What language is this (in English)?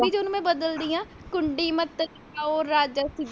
Punjabi